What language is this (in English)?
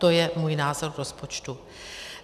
Czech